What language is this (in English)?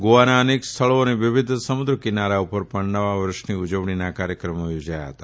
Gujarati